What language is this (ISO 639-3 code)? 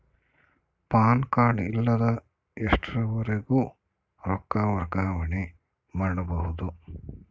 kan